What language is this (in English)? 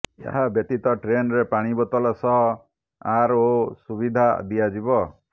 Odia